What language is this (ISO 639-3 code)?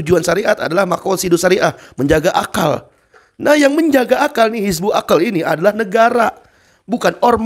ind